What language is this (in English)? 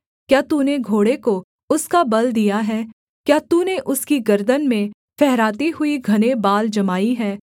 Hindi